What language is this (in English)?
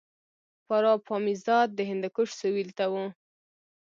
Pashto